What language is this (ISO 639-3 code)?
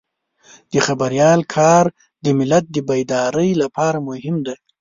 pus